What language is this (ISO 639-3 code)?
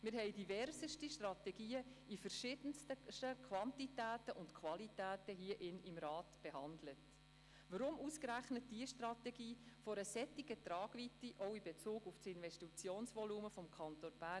gsw